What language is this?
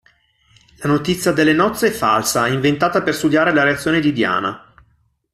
Italian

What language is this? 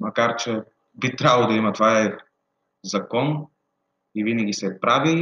Bulgarian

